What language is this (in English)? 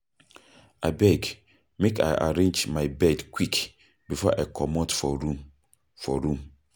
Nigerian Pidgin